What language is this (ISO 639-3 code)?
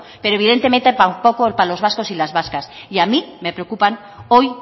spa